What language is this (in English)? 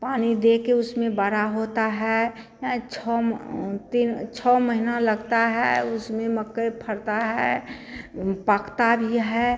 Hindi